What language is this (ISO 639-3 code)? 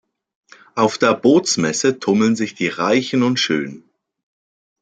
deu